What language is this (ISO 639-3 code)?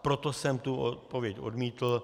ces